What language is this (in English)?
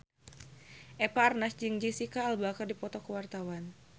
Sundanese